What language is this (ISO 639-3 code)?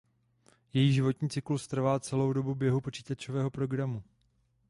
ces